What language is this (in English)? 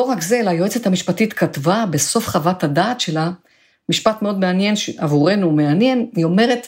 Hebrew